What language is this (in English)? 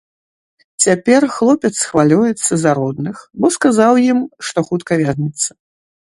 Belarusian